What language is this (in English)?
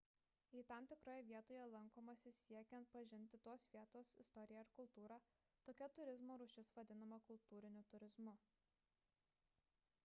Lithuanian